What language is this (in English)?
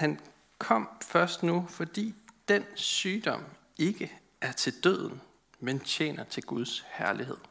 Danish